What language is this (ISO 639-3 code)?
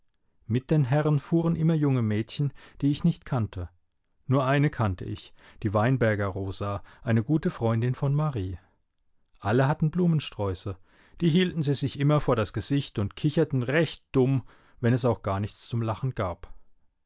deu